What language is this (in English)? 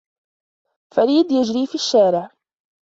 Arabic